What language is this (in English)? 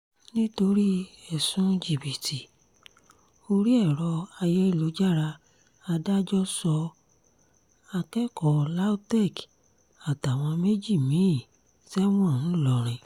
Yoruba